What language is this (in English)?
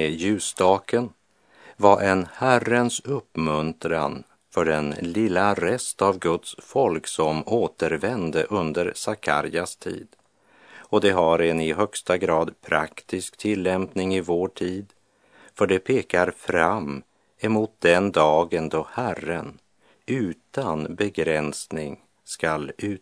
Swedish